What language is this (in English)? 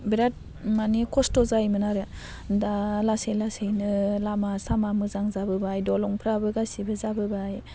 Bodo